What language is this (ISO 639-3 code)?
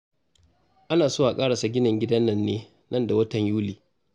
hau